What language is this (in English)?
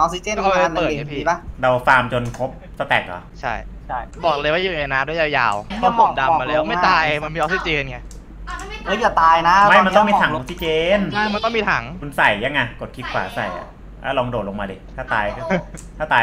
Thai